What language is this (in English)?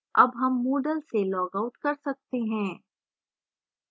Hindi